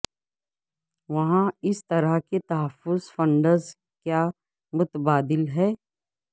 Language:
Urdu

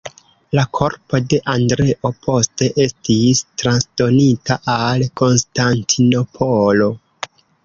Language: Esperanto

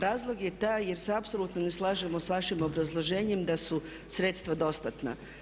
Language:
Croatian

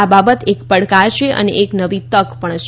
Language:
Gujarati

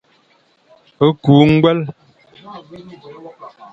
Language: Fang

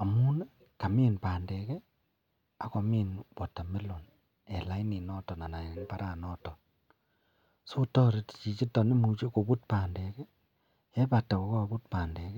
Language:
Kalenjin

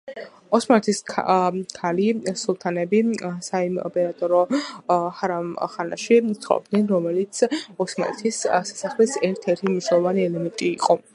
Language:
Georgian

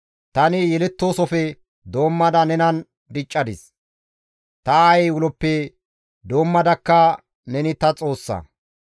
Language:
Gamo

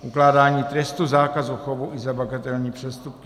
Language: Czech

